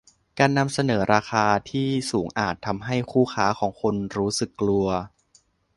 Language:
Thai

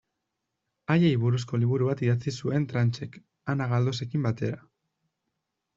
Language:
Basque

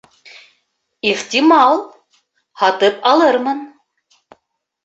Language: Bashkir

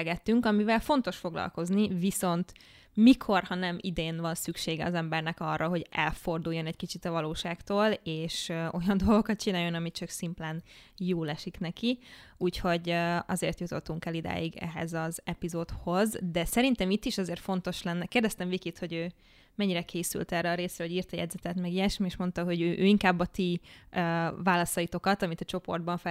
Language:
Hungarian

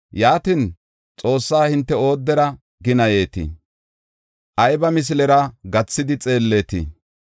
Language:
Gofa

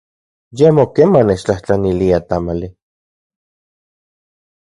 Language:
Central Puebla Nahuatl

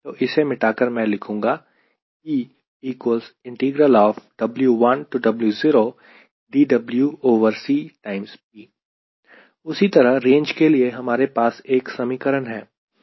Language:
Hindi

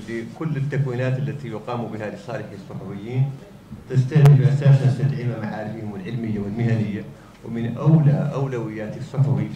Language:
Arabic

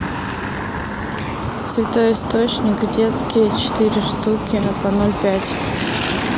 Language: Russian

